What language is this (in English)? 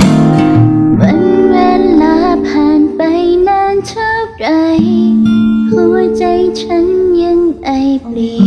Thai